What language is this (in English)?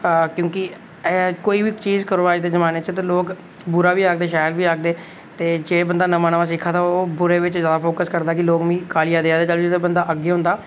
Dogri